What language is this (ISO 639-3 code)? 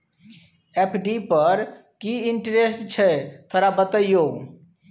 mai